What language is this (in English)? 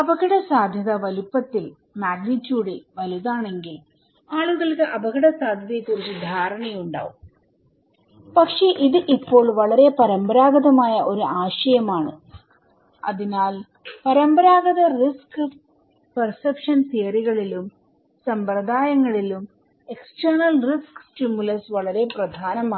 Malayalam